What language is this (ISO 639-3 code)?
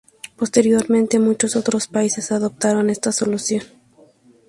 spa